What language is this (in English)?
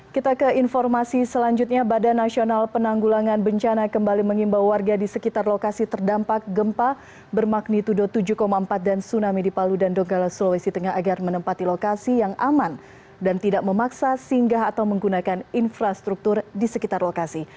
Indonesian